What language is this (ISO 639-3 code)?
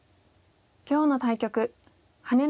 jpn